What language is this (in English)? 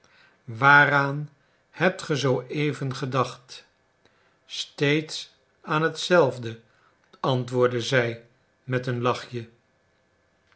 Dutch